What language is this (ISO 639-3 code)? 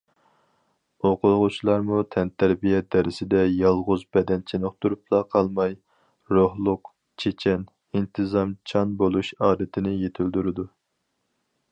uig